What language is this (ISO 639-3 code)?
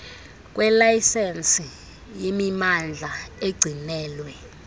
xho